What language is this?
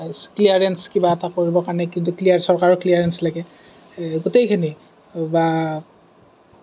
Assamese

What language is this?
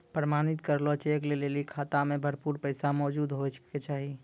Maithili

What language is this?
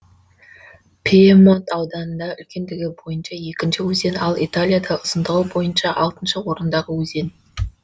Kazakh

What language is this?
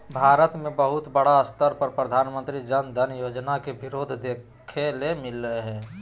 Magahi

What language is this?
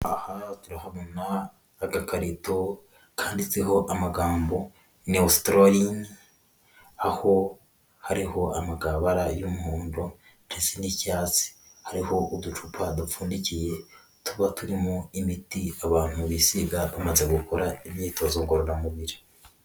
Kinyarwanda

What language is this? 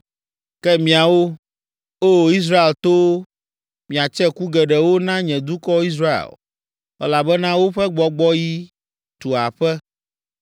Ewe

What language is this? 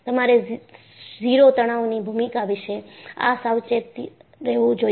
Gujarati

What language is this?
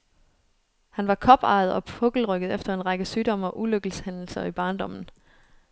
Danish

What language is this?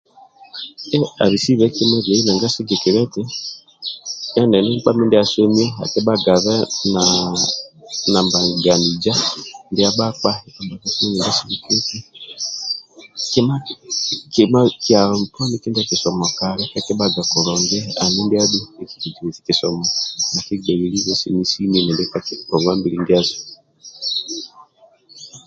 Amba (Uganda)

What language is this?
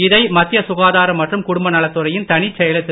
Tamil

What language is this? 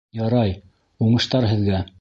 Bashkir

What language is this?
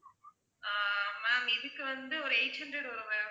Tamil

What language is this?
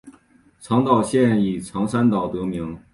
Chinese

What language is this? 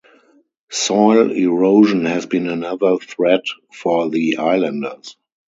English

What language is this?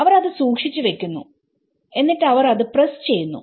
Malayalam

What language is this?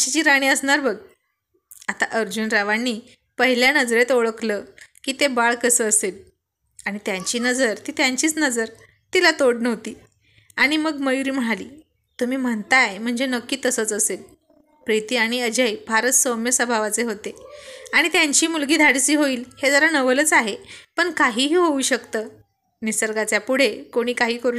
Marathi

